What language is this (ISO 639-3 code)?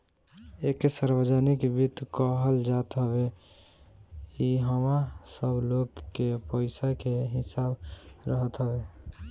bho